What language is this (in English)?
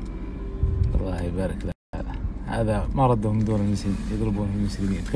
Arabic